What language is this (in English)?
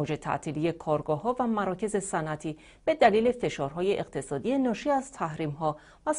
Persian